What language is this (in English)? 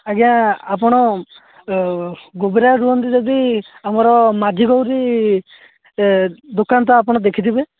Odia